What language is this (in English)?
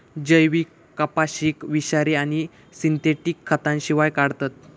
Marathi